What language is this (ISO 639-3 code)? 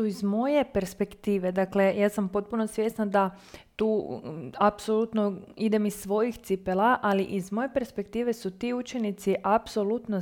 hrv